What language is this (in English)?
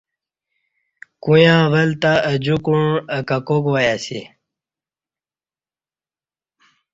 Kati